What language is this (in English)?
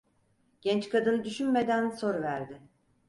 Turkish